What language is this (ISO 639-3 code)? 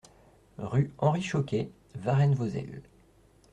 fra